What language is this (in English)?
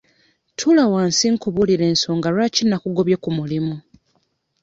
Ganda